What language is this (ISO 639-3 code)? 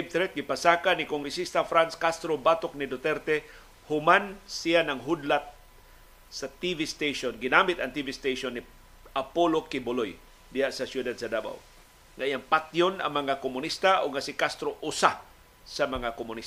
fil